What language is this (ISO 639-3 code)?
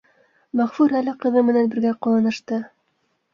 bak